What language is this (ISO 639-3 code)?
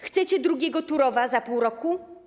pol